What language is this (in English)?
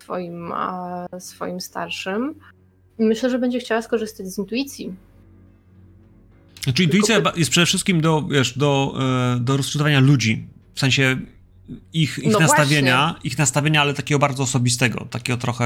Polish